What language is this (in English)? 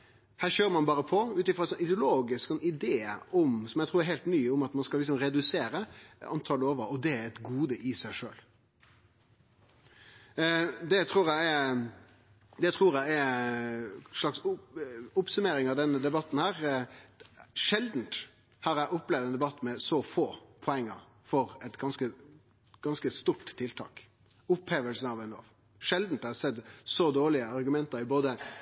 Norwegian Nynorsk